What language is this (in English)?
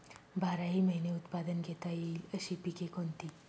Marathi